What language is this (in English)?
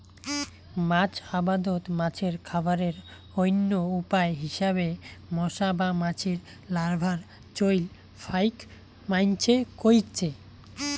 Bangla